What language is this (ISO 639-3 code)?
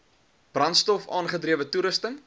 afr